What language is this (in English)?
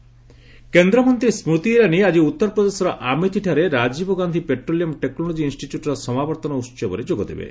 Odia